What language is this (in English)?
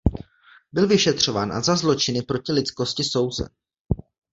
Czech